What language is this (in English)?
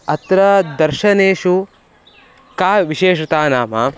Sanskrit